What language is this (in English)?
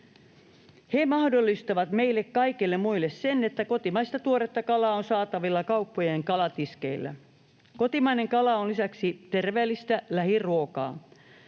Finnish